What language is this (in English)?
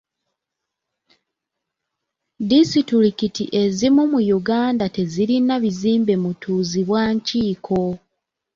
Ganda